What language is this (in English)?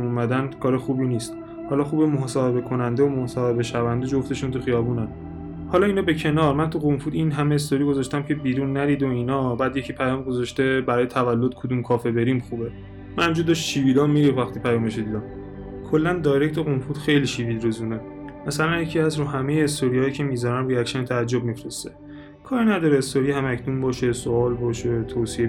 Persian